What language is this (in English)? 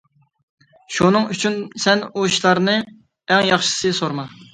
Uyghur